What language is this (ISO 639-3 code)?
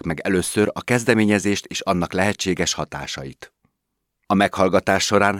hun